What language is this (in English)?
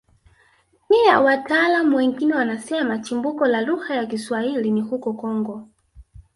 Swahili